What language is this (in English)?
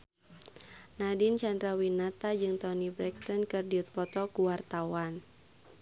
Sundanese